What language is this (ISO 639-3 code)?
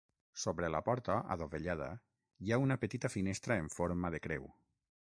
cat